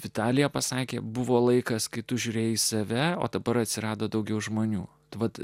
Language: Lithuanian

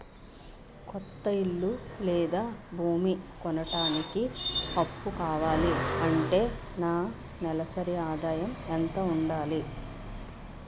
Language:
Telugu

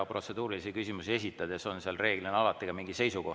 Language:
Estonian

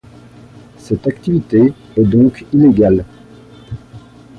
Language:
French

